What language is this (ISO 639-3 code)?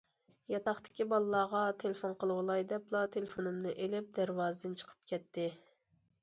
uig